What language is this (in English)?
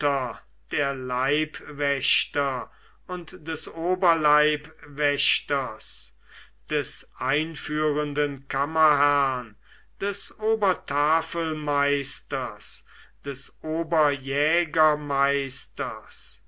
German